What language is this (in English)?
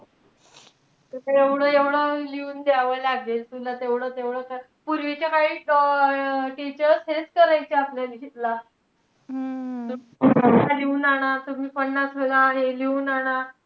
Marathi